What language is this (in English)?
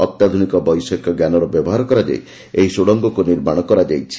Odia